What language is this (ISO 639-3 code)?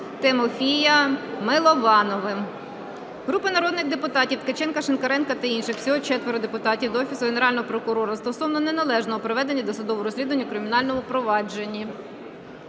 ukr